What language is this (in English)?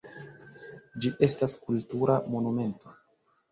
Esperanto